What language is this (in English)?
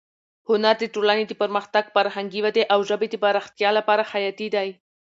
Pashto